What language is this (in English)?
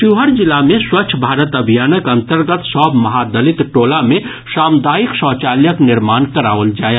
Maithili